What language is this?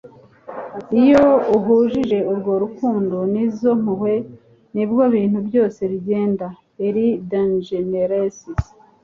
Kinyarwanda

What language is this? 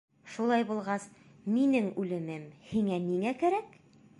Bashkir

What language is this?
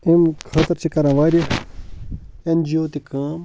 Kashmiri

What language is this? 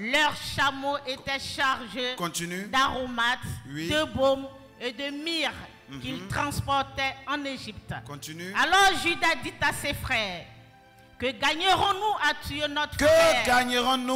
French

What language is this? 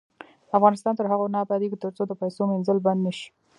Pashto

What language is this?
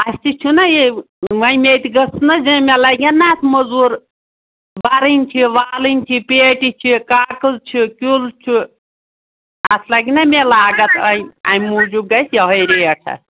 Kashmiri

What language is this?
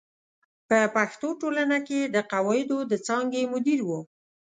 Pashto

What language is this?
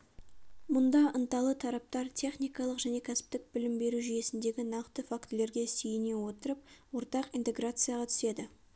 Kazakh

